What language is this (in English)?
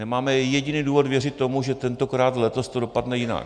Czech